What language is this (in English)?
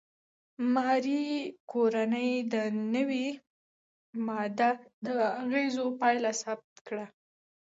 Pashto